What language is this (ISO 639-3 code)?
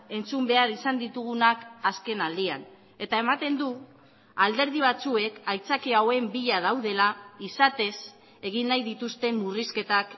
eus